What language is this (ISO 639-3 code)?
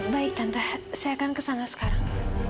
ind